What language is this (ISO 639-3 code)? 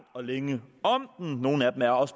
dan